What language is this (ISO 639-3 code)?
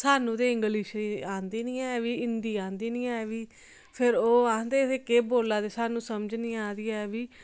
doi